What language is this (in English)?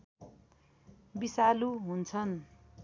Nepali